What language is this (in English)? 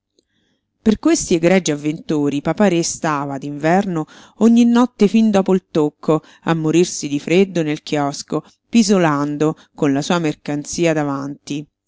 Italian